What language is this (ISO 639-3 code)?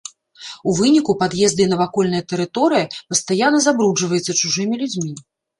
bel